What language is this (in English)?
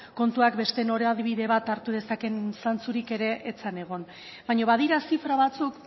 Basque